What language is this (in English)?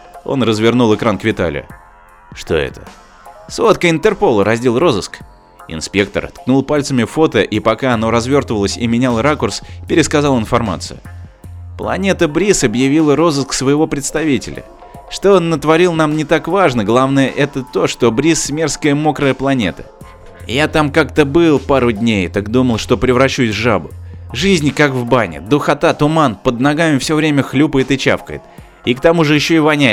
Russian